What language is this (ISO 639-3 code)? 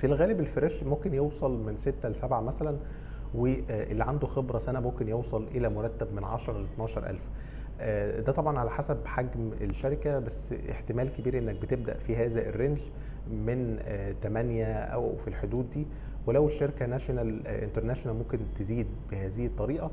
ara